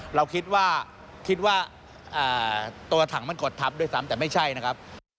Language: Thai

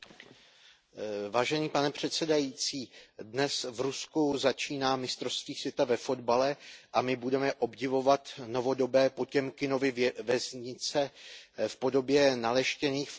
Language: Czech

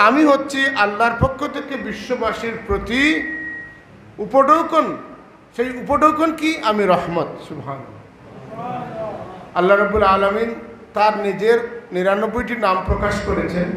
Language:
Arabic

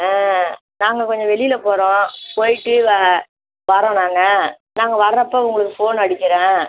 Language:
Tamil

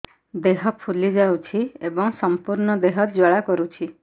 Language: Odia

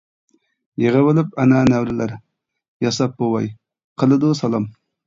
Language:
Uyghur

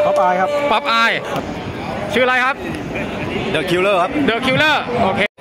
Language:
Thai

